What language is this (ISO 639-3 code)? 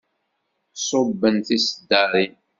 kab